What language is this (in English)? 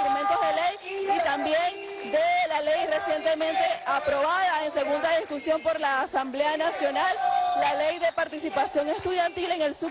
Spanish